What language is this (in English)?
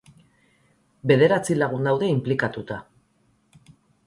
Basque